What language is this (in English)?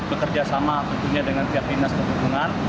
Indonesian